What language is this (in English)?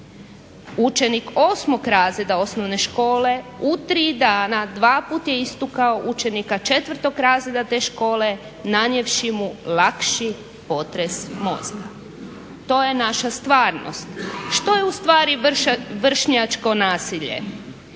Croatian